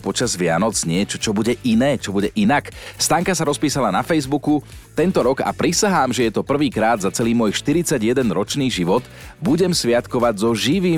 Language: Slovak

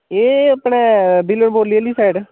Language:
Dogri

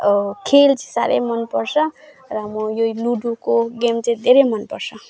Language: Nepali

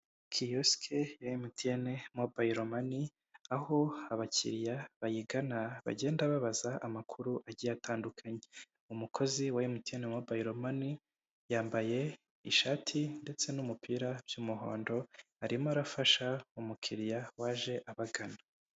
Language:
Kinyarwanda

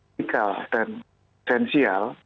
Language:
Indonesian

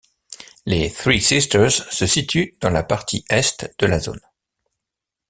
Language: French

